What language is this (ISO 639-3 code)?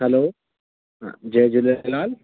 snd